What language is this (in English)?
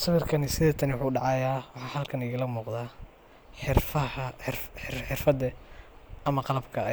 Somali